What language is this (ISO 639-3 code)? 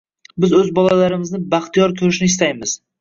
uzb